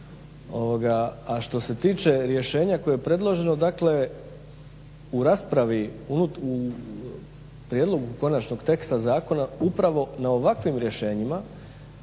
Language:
Croatian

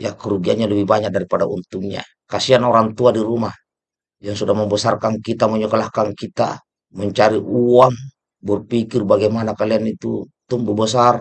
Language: Indonesian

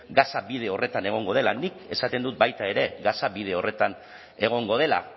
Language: Basque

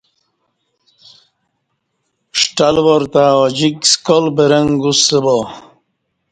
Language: Kati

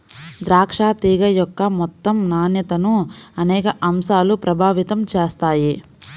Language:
Telugu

